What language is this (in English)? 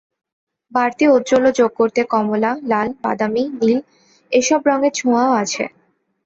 Bangla